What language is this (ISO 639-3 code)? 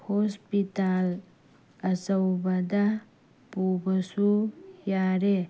mni